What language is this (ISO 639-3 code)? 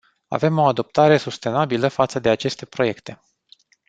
ron